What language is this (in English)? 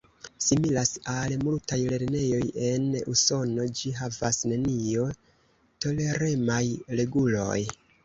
Esperanto